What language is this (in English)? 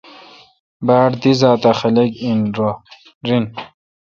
Kalkoti